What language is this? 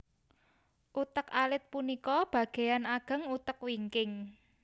Javanese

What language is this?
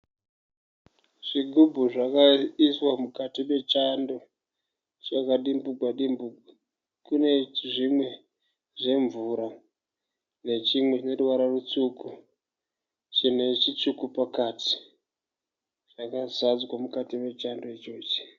Shona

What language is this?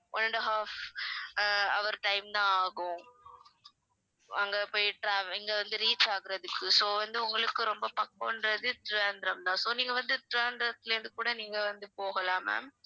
Tamil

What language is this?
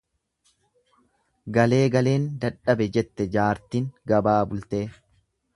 Oromo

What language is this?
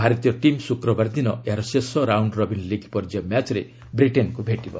Odia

